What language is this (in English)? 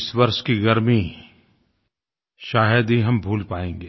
Hindi